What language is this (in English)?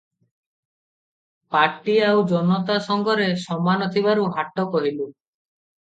Odia